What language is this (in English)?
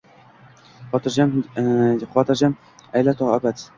Uzbek